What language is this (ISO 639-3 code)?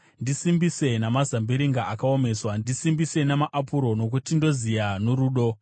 sna